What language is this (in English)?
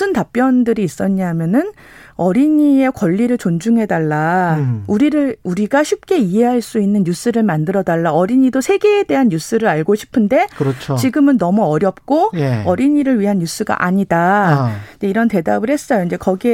Korean